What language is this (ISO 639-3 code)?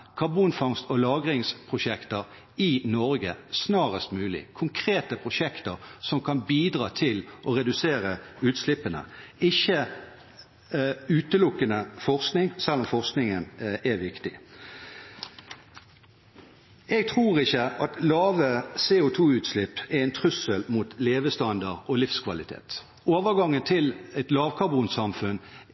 nob